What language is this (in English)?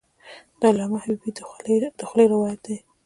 Pashto